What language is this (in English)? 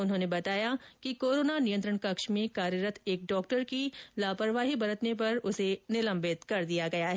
Hindi